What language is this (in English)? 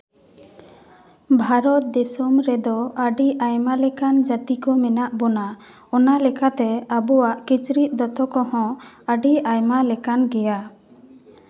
Santali